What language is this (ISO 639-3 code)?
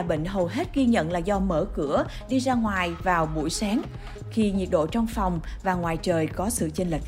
vie